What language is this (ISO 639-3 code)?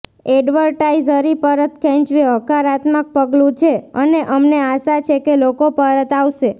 guj